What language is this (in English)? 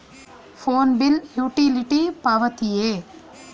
Kannada